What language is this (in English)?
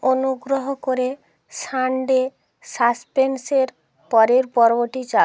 Bangla